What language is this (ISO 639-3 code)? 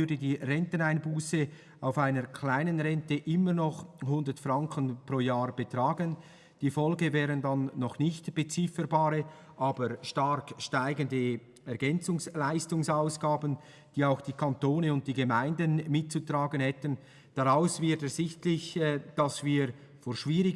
deu